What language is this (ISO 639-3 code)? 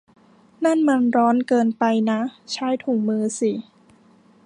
tha